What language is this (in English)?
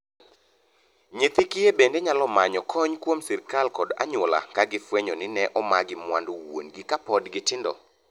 Luo (Kenya and Tanzania)